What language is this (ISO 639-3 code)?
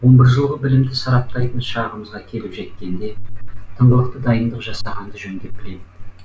kaz